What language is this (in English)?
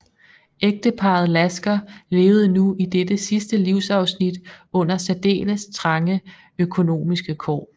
Danish